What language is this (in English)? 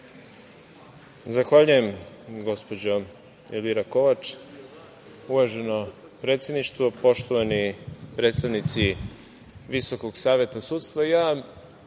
Serbian